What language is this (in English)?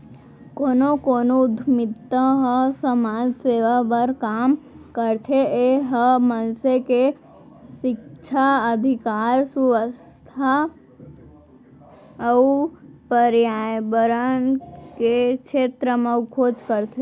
Chhattisgarhi